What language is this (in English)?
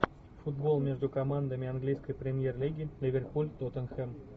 Russian